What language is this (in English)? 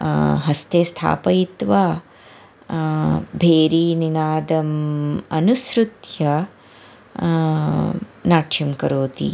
Sanskrit